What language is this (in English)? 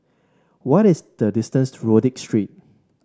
English